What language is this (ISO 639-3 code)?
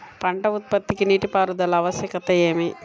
tel